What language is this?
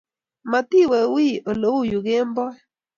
Kalenjin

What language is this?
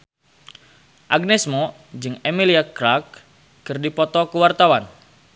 Sundanese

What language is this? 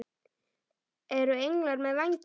Icelandic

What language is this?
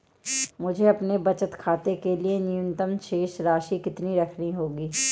Hindi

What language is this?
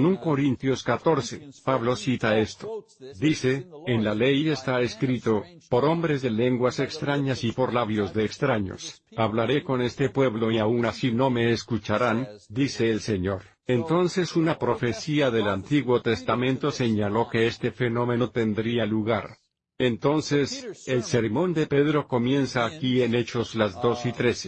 Spanish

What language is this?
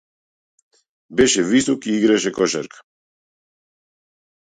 Macedonian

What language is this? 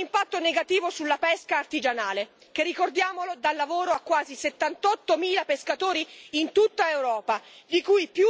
Italian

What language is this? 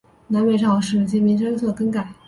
Chinese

